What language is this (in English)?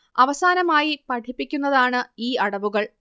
Malayalam